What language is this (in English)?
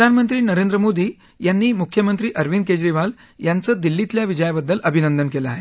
Marathi